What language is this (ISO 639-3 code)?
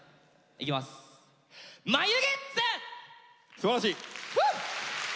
jpn